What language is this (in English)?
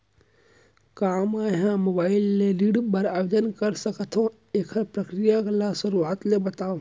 Chhattisgarhi